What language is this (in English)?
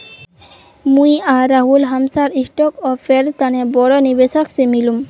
Magahi